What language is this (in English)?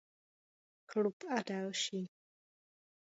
Czech